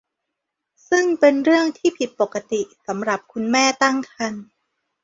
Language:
Thai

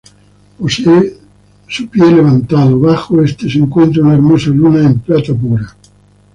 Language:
Spanish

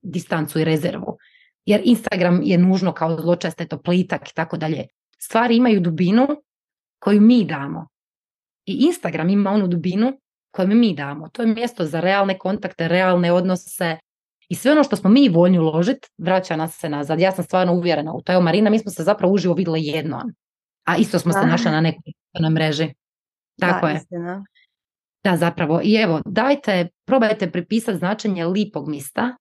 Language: Croatian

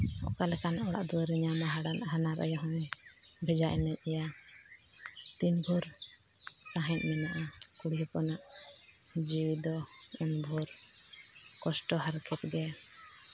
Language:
Santali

